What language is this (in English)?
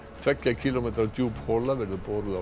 Icelandic